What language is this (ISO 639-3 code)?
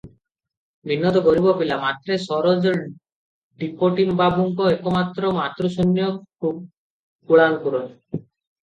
ori